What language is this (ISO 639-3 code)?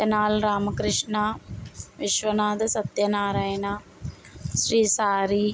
tel